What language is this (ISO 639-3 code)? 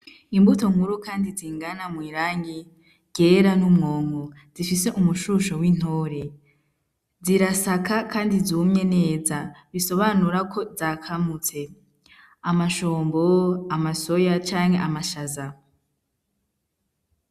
run